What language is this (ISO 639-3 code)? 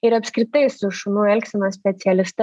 lit